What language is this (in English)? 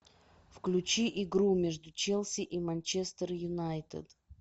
Russian